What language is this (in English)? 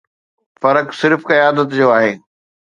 Sindhi